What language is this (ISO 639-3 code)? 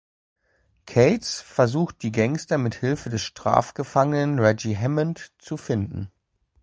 deu